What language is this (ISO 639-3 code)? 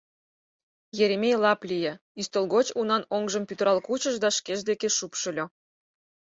chm